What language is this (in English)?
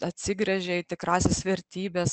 Lithuanian